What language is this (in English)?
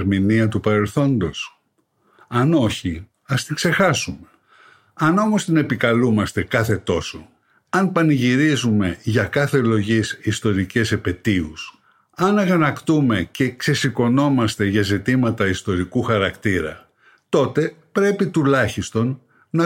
Greek